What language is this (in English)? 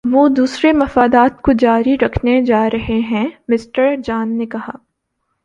Urdu